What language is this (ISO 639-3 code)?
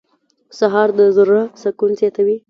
pus